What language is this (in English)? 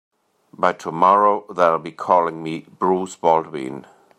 English